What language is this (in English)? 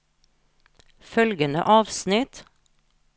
Norwegian